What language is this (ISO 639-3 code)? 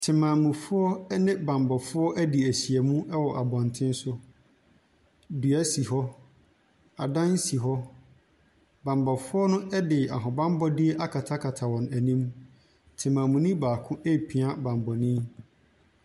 aka